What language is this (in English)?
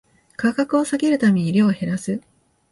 Japanese